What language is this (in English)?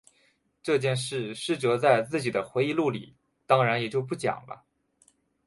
Chinese